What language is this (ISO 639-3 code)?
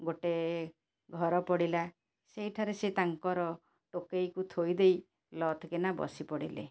ori